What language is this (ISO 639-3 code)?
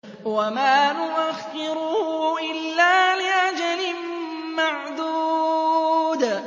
ara